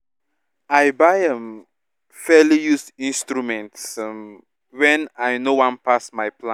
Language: Nigerian Pidgin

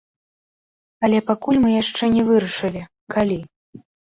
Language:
Belarusian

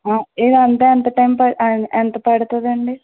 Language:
Telugu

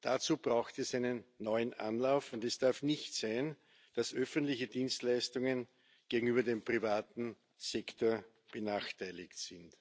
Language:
German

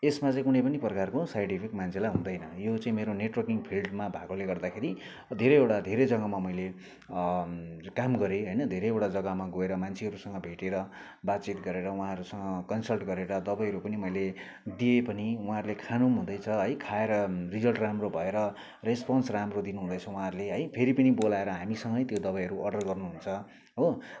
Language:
Nepali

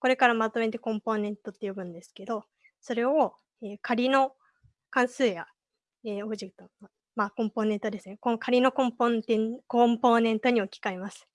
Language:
Japanese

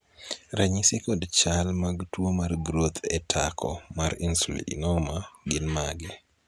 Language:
Luo (Kenya and Tanzania)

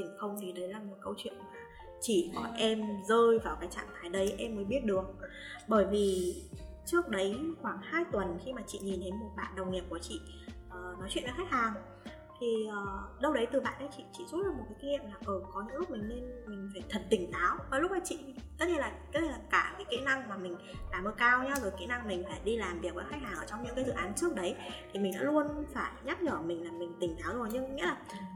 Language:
Vietnamese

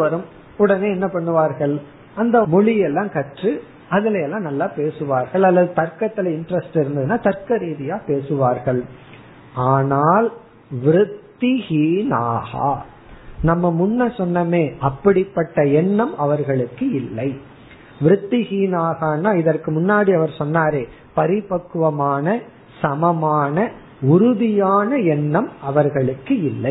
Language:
Tamil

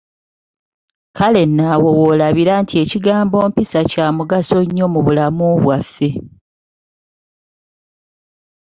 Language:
Ganda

